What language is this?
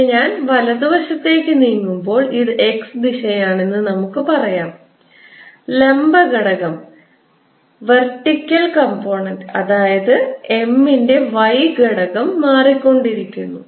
Malayalam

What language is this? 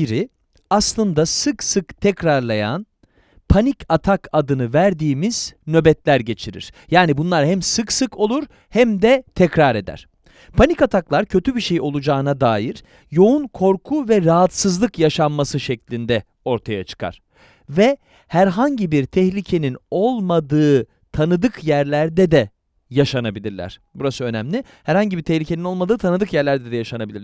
Turkish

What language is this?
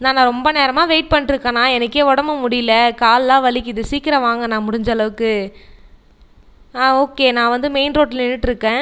Tamil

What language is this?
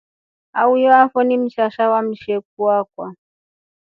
Rombo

